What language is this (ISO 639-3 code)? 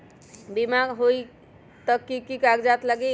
mag